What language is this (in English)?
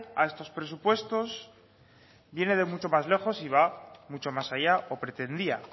Spanish